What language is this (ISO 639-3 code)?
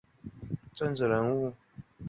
zho